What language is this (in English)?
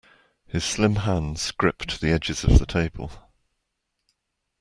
English